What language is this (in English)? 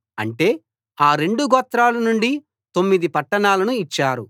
Telugu